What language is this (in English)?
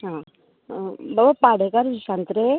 Konkani